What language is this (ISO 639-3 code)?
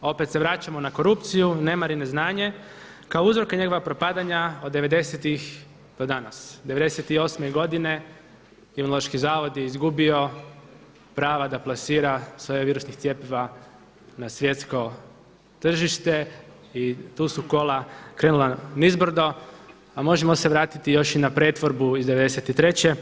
hrv